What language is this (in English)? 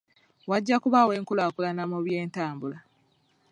Ganda